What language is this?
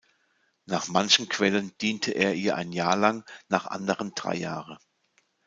German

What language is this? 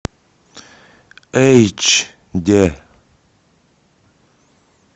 Russian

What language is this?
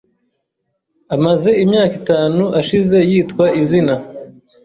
Kinyarwanda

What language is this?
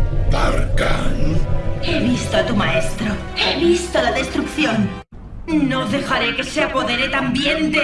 Spanish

